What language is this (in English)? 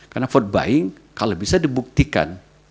Indonesian